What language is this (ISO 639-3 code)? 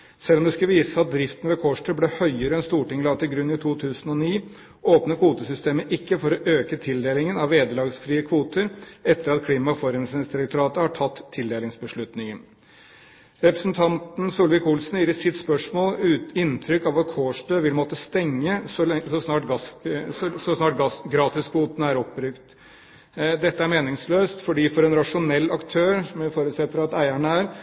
nob